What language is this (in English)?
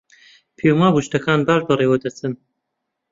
Central Kurdish